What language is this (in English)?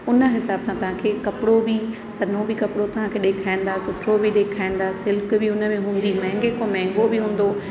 Sindhi